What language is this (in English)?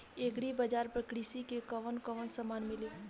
Bhojpuri